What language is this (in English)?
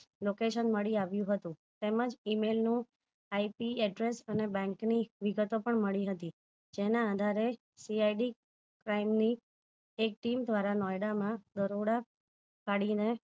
Gujarati